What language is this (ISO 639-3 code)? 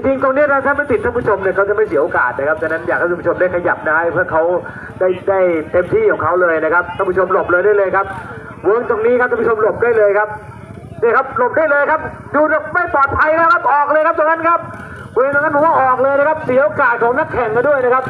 tha